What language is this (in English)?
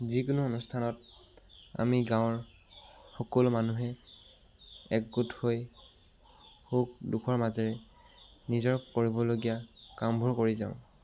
Assamese